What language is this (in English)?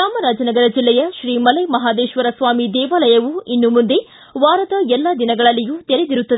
Kannada